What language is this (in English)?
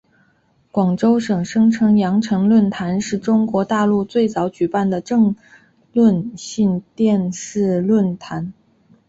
Chinese